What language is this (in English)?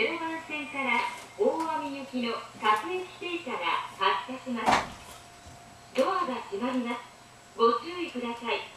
Japanese